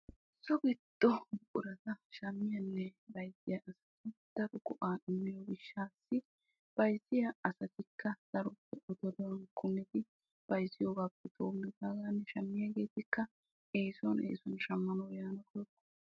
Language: Wolaytta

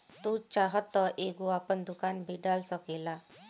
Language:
Bhojpuri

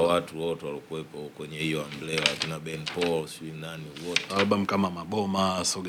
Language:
Swahili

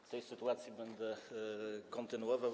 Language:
Polish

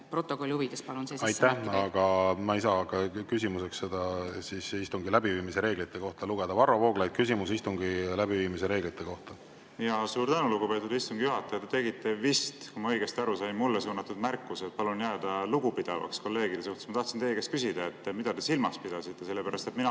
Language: Estonian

